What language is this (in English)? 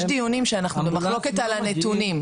Hebrew